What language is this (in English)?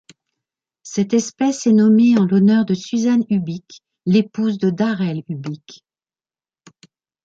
French